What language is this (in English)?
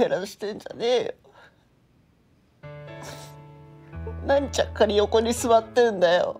Japanese